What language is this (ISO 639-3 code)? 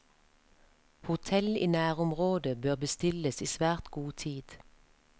nor